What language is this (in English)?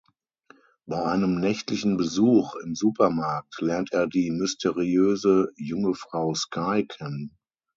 German